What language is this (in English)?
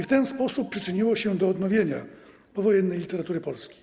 Polish